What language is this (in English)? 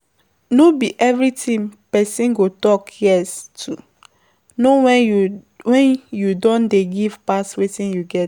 Nigerian Pidgin